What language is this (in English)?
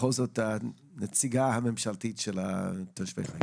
Hebrew